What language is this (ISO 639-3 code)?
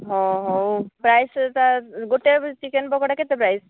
ori